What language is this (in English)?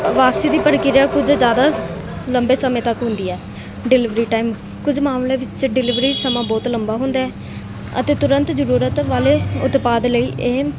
Punjabi